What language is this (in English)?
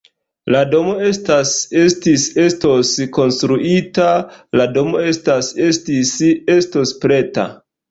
Esperanto